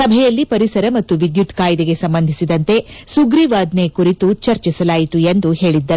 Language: Kannada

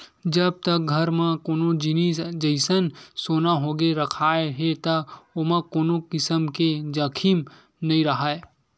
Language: Chhattisgarhi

